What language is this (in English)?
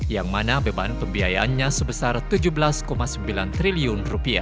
Indonesian